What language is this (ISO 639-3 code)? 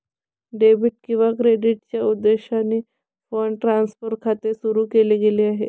mar